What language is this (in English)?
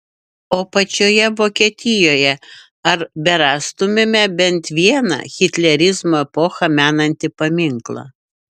Lithuanian